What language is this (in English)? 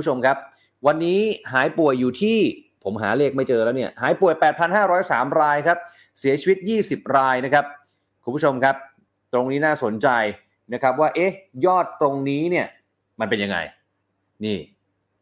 Thai